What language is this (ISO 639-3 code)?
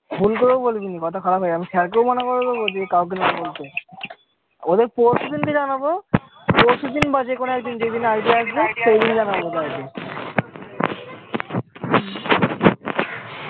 ben